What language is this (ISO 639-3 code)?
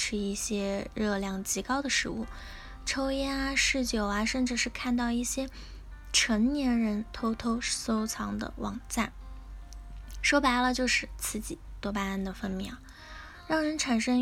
zho